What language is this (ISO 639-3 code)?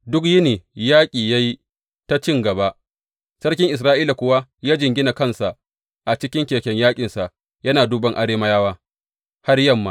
hau